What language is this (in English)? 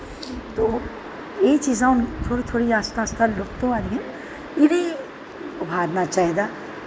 Dogri